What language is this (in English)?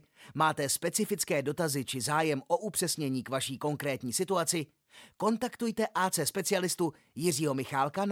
Czech